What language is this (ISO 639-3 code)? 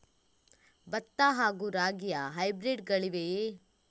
kan